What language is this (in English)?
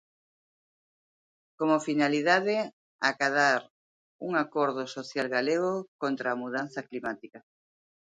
Galician